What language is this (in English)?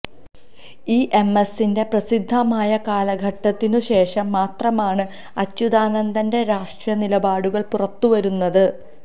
Malayalam